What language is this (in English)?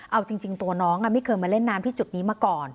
Thai